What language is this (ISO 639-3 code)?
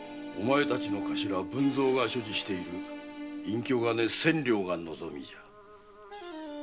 jpn